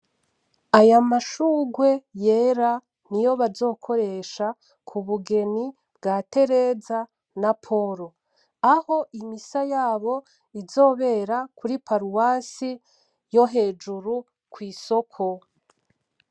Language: Rundi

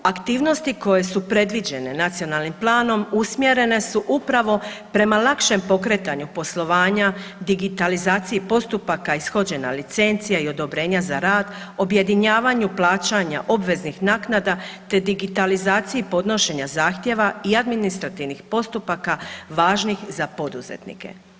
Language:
Croatian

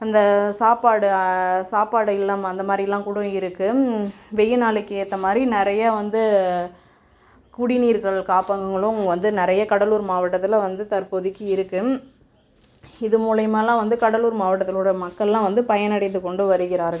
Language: Tamil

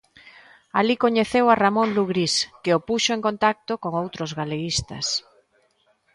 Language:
Galician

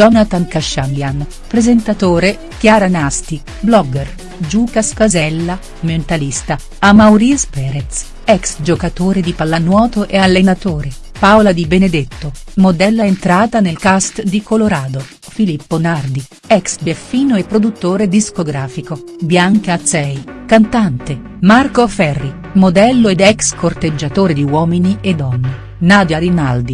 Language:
Italian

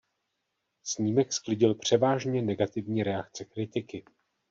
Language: Czech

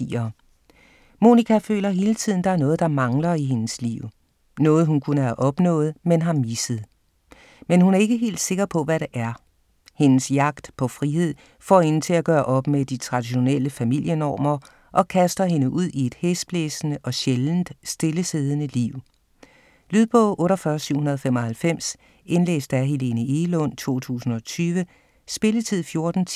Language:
Danish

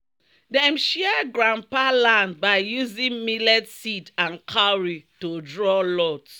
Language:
Nigerian Pidgin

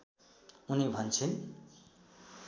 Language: Nepali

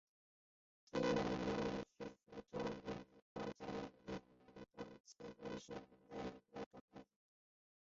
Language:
Chinese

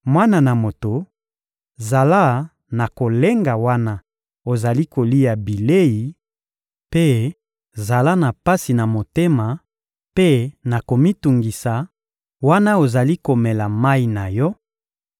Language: Lingala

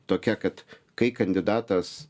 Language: Lithuanian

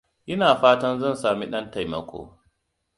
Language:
Hausa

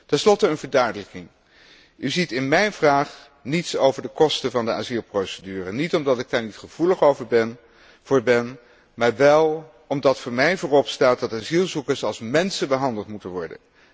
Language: Dutch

